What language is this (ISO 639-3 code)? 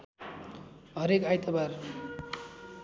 nep